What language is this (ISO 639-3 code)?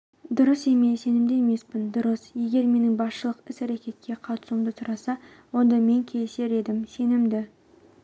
kaz